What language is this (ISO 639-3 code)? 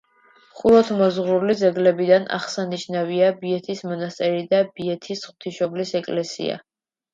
kat